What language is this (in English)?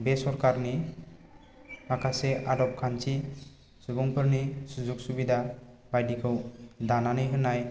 Bodo